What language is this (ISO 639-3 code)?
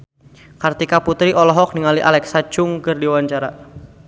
sun